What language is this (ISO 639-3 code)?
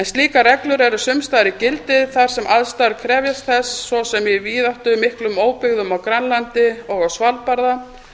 isl